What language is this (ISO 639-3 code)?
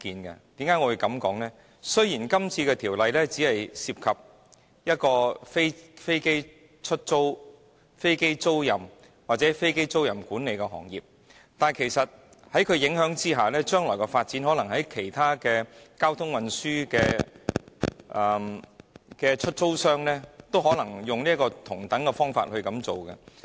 yue